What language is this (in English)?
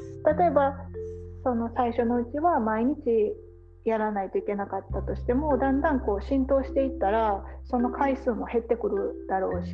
Japanese